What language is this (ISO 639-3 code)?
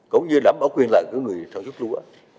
vie